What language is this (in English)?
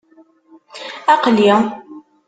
Kabyle